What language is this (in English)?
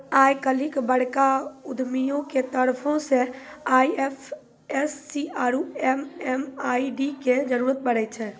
Maithili